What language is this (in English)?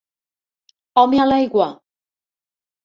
Catalan